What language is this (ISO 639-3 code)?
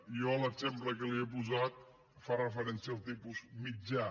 cat